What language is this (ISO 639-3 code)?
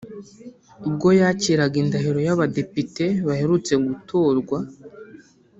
kin